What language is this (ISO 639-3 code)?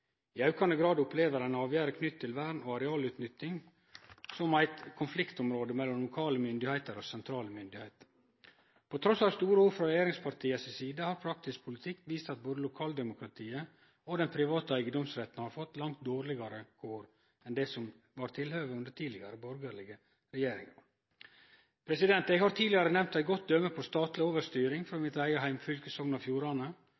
nno